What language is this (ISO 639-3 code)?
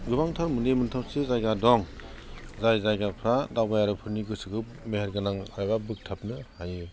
brx